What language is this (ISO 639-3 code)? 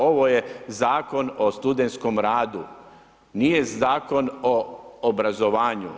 hrv